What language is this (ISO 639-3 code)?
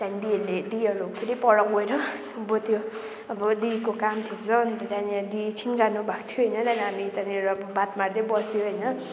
nep